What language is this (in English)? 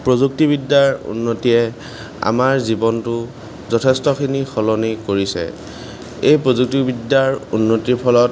Assamese